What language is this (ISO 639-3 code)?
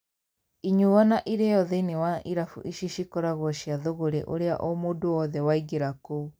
kik